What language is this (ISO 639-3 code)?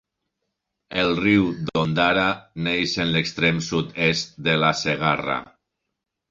cat